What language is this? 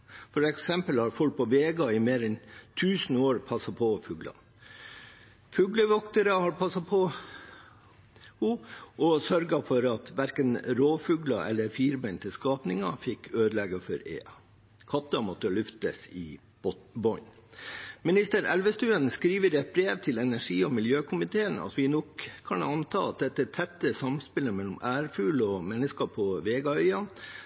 Norwegian Bokmål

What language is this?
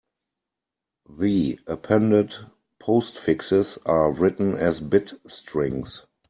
English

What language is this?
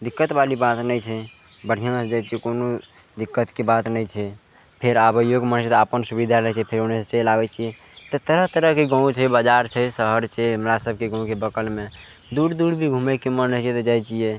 Maithili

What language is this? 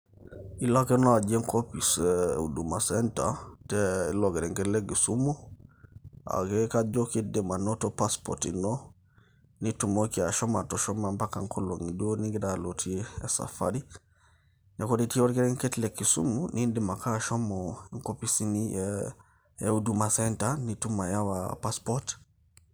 Masai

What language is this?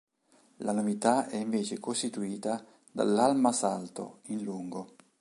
Italian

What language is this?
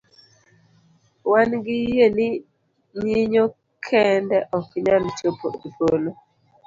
Luo (Kenya and Tanzania)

